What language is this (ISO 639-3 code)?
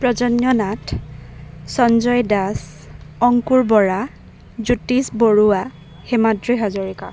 asm